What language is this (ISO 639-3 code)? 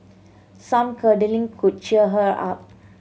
eng